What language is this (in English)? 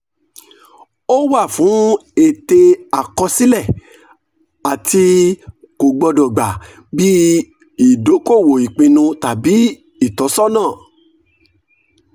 Yoruba